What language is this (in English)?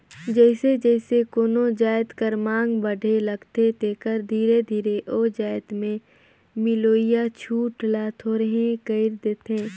Chhattisgarhi